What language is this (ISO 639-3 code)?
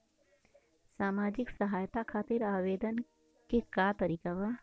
bho